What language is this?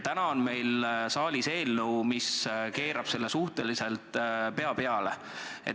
Estonian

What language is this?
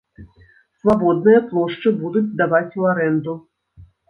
Belarusian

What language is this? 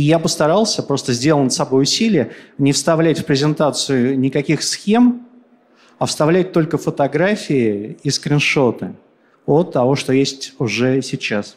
Russian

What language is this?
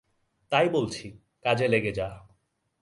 Bangla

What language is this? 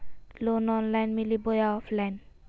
Magahi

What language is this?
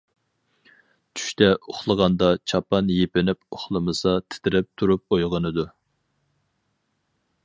Uyghur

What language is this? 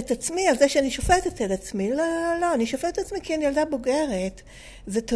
Hebrew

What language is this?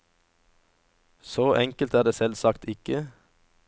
Norwegian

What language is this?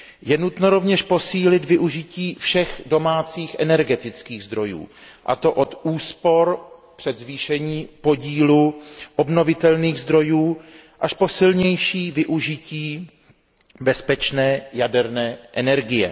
Czech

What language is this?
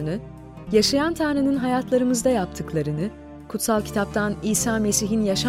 Turkish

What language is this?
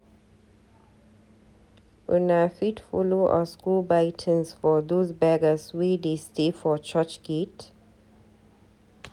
Nigerian Pidgin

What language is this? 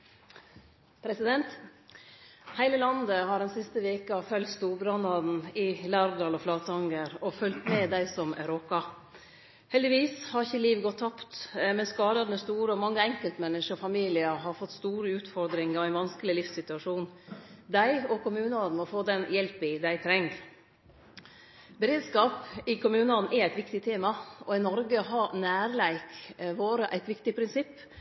Norwegian Nynorsk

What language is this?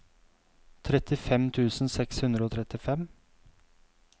Norwegian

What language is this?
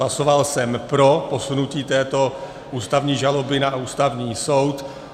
Czech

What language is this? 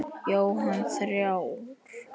Icelandic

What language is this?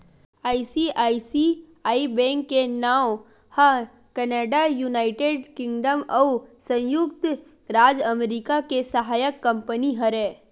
Chhattisgarhi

